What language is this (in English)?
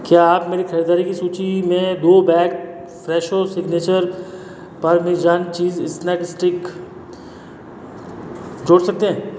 Hindi